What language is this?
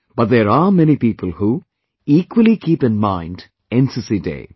English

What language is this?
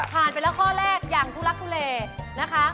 Thai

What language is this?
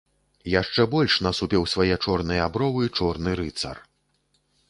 Belarusian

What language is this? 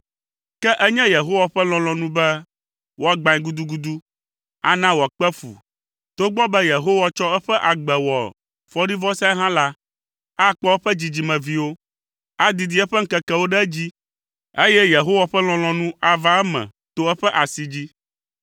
Ewe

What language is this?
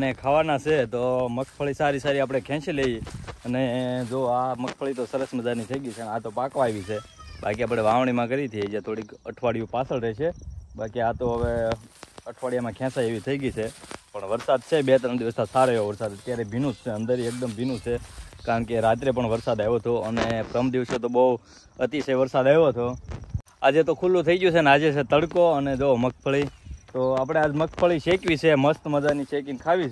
Gujarati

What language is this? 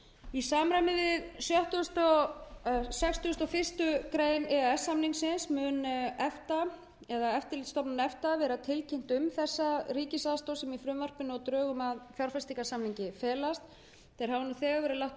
Icelandic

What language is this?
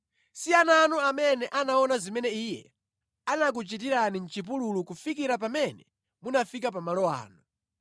Nyanja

